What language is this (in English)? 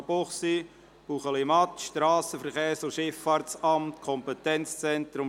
Swiss German